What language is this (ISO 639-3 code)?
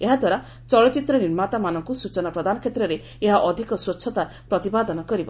ori